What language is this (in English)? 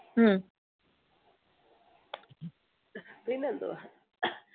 Malayalam